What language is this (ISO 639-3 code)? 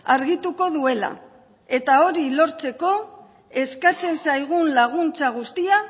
eus